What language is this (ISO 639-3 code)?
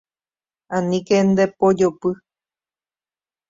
grn